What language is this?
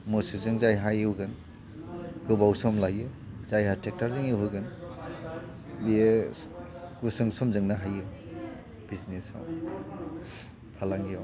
Bodo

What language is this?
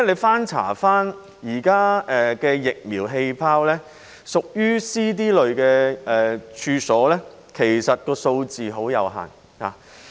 Cantonese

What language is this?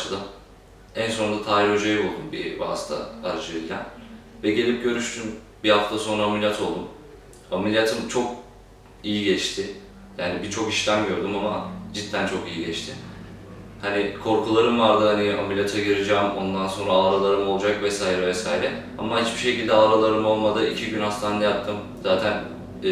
Turkish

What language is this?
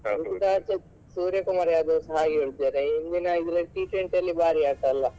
Kannada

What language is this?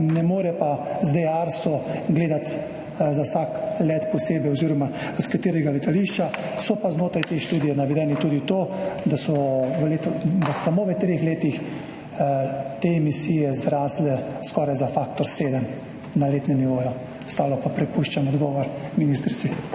Slovenian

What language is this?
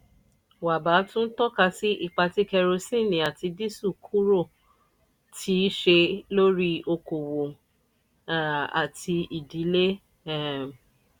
Yoruba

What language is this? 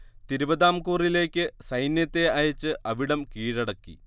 Malayalam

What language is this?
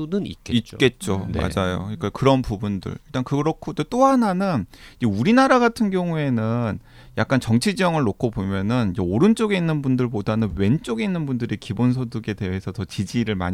Korean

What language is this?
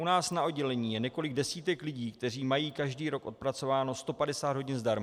Czech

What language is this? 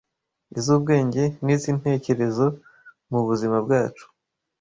Kinyarwanda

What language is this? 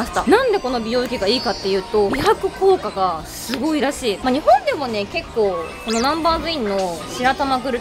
Japanese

